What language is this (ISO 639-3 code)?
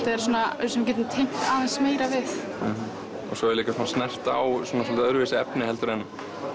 isl